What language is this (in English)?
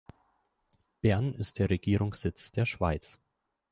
German